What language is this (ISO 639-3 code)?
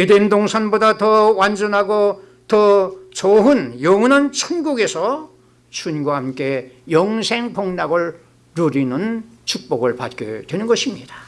kor